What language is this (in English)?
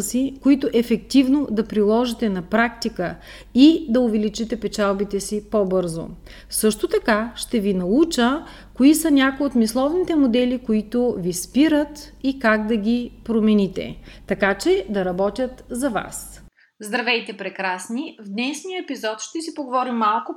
Bulgarian